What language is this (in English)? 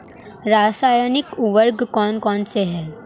Hindi